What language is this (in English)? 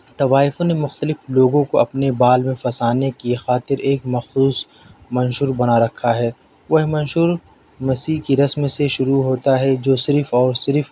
Urdu